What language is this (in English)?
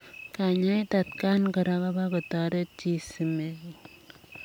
Kalenjin